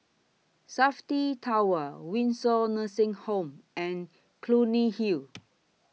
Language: English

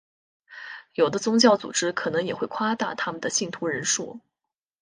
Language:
Chinese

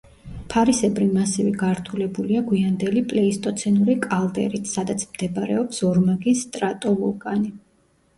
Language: Georgian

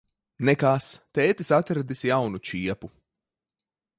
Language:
Latvian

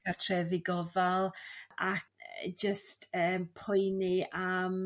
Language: Welsh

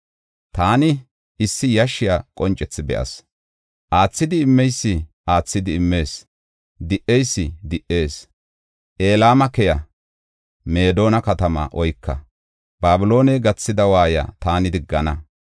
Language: Gofa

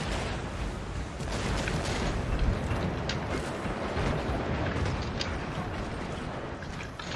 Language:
Korean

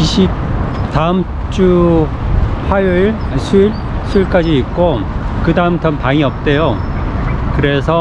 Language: Korean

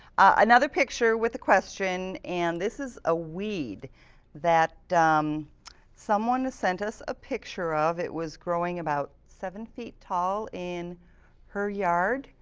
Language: English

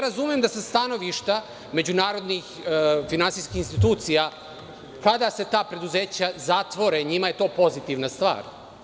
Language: Serbian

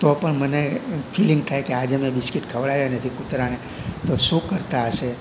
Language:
Gujarati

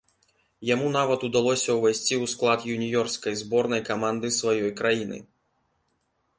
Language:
Belarusian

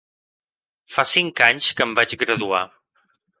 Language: Catalan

